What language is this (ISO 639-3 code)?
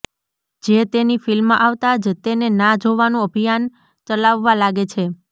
guj